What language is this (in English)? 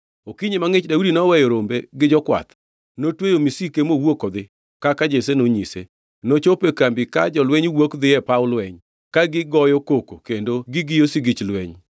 Luo (Kenya and Tanzania)